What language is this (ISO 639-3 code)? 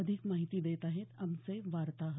mar